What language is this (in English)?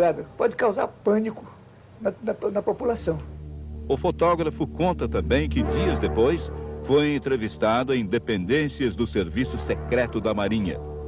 Portuguese